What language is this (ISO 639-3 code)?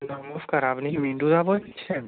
ben